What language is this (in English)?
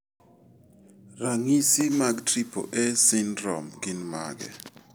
Luo (Kenya and Tanzania)